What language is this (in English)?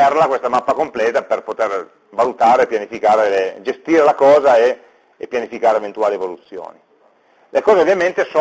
Italian